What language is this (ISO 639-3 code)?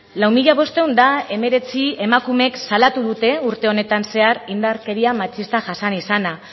eus